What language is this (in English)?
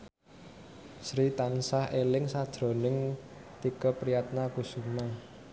Javanese